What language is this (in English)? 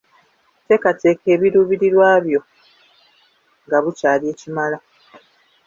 Ganda